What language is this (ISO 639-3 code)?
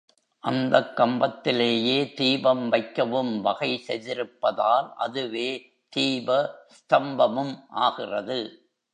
tam